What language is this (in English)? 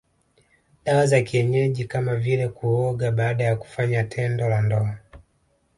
Swahili